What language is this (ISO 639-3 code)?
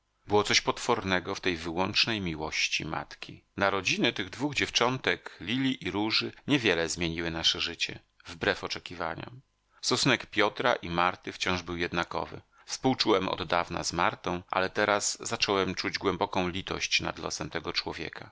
pol